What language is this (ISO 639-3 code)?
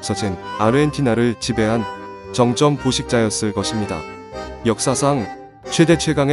kor